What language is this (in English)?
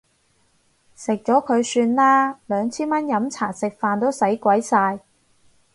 Cantonese